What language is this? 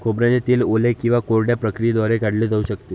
Marathi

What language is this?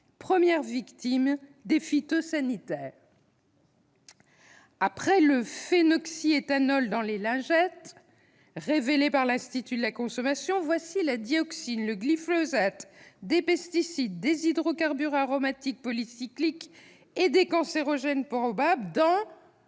French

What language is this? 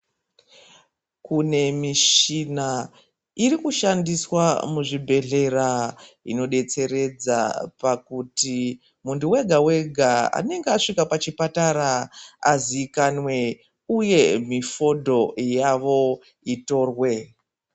Ndau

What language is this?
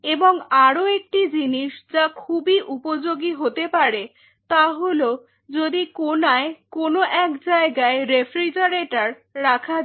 Bangla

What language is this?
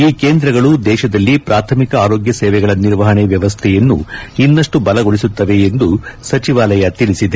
Kannada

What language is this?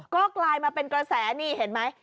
Thai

